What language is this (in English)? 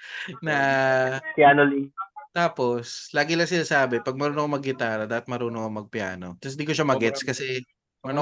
Filipino